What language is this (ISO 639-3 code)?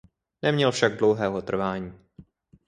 ces